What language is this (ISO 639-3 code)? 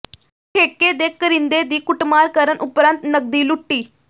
pan